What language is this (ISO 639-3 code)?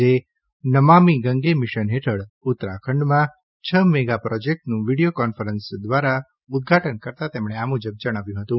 guj